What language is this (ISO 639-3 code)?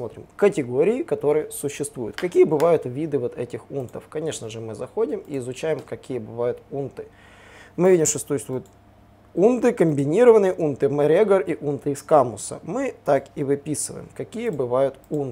rus